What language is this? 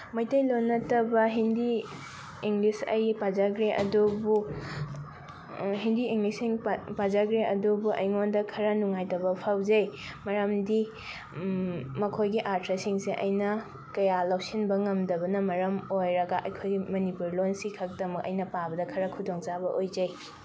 Manipuri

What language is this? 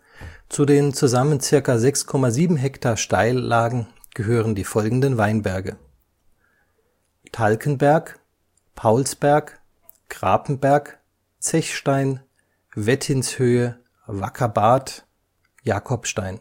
German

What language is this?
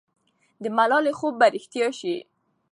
Pashto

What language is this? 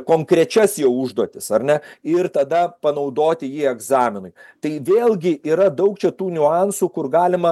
Lithuanian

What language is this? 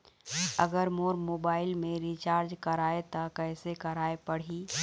Chhattisgarhi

